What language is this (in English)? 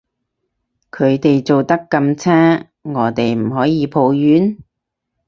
Cantonese